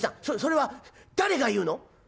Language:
Japanese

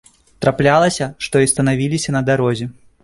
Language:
Belarusian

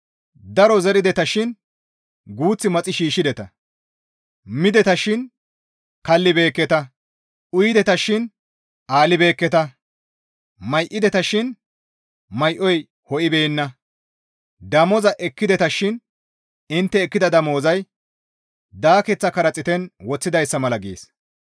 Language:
Gamo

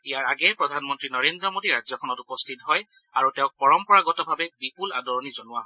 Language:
Assamese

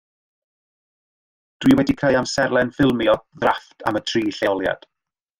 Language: Welsh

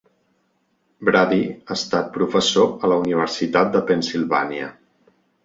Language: Catalan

